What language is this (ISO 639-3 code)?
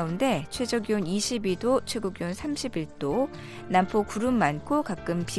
kor